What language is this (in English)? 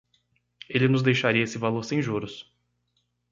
Portuguese